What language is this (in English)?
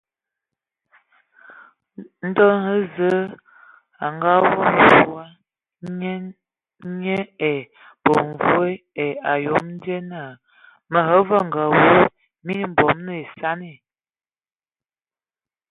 Ewondo